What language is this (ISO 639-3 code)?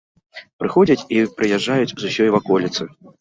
bel